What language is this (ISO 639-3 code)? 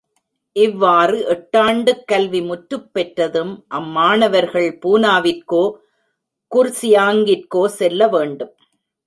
tam